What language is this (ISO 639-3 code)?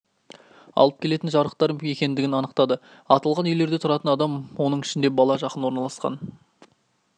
kaz